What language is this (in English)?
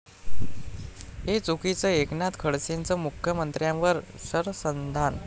Marathi